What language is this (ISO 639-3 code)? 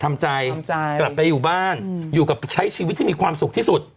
tha